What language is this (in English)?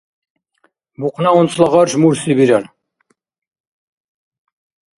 Dargwa